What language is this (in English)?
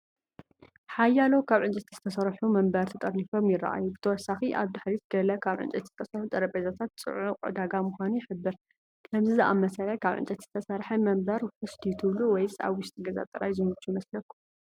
Tigrinya